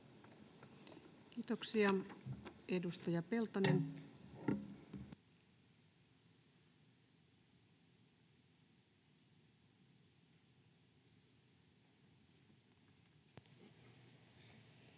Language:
Finnish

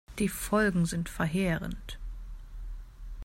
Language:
German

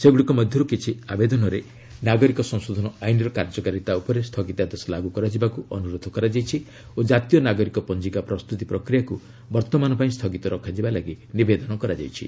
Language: Odia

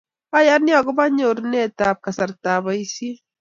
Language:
Kalenjin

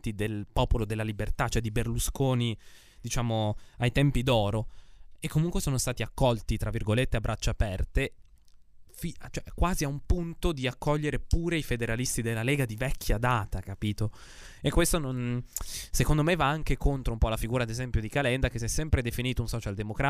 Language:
Italian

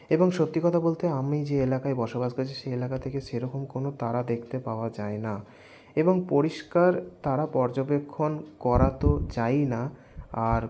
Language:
Bangla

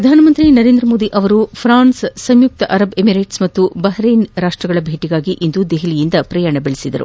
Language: Kannada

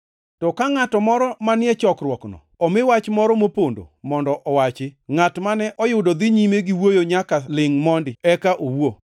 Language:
Luo (Kenya and Tanzania)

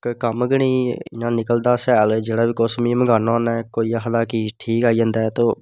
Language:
Dogri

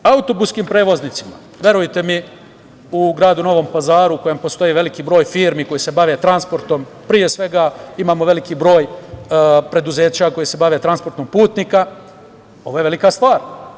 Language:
Serbian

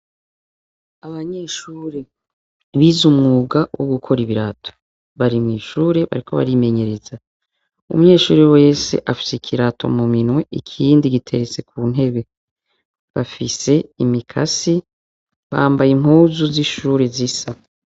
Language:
Rundi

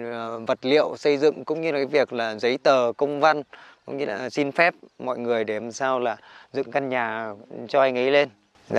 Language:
Vietnamese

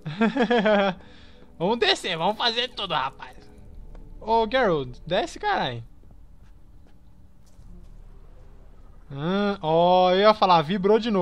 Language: Portuguese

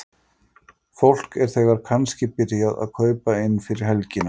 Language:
Icelandic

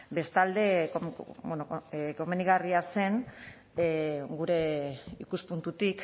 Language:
Basque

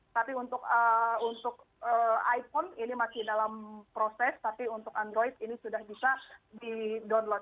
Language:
Indonesian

